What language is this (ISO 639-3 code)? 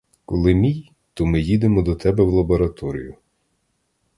ukr